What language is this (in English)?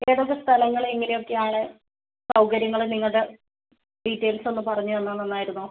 Malayalam